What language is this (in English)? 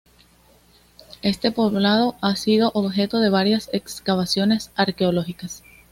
Spanish